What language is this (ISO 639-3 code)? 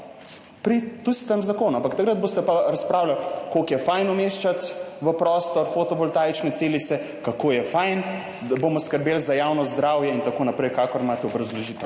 slv